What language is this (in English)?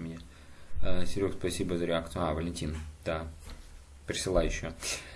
Russian